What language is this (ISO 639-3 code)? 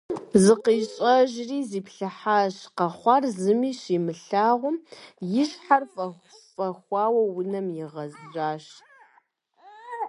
kbd